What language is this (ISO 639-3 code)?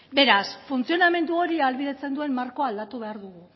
eus